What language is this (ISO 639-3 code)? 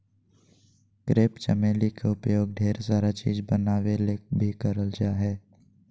mag